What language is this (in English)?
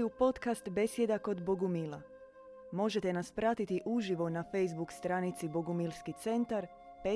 Croatian